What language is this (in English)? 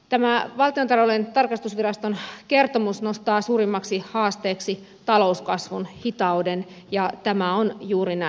Finnish